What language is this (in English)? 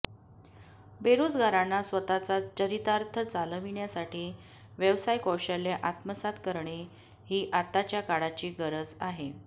Marathi